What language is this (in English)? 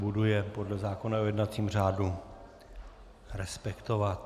Czech